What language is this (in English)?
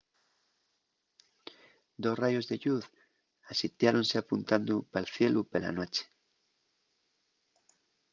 Asturian